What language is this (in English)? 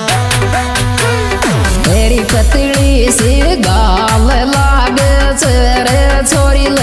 Hindi